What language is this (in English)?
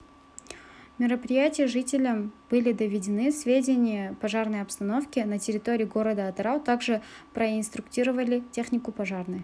Kazakh